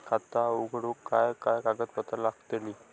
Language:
Marathi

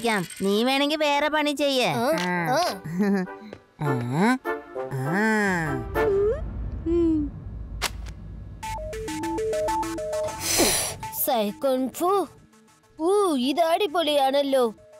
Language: Malayalam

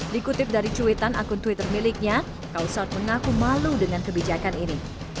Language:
Indonesian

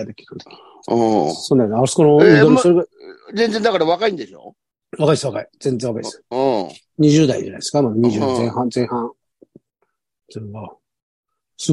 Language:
Japanese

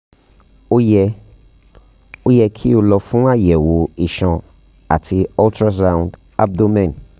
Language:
Yoruba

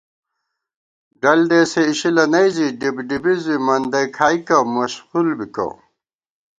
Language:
Gawar-Bati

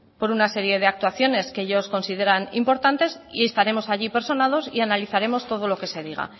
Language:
Spanish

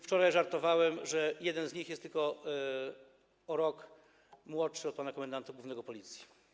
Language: Polish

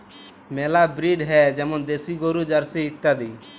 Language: Bangla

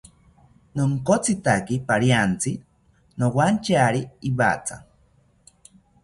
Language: South Ucayali Ashéninka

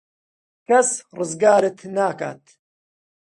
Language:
Central Kurdish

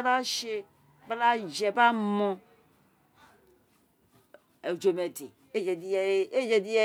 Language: Isekiri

